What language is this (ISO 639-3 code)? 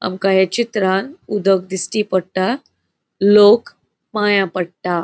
kok